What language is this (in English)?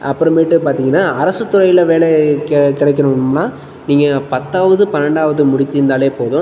Tamil